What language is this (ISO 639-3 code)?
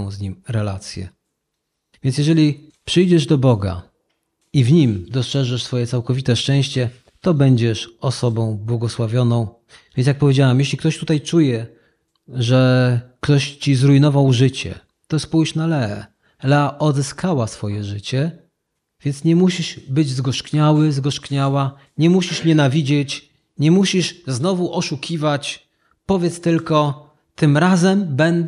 pol